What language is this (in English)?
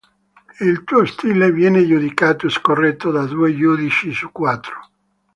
Italian